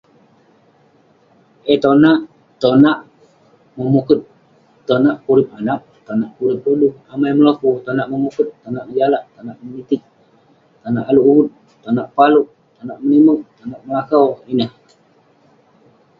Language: Western Penan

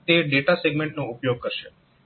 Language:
Gujarati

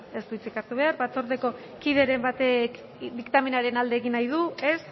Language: Basque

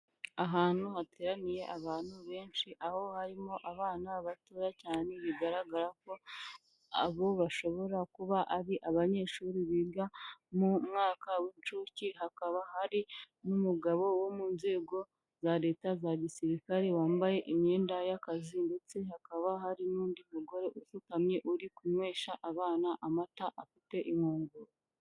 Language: Kinyarwanda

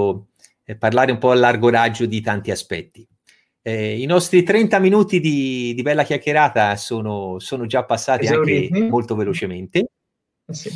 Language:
Italian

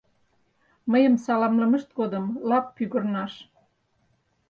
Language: Mari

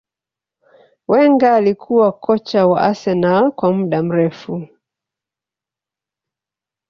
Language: Swahili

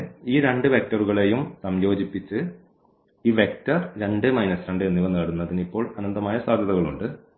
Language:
Malayalam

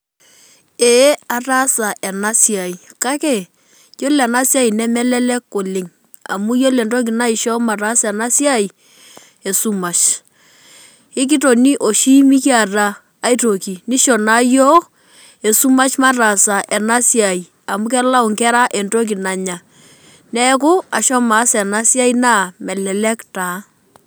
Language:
Masai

